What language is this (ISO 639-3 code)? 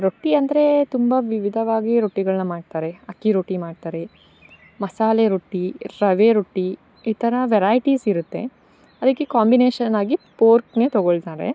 kan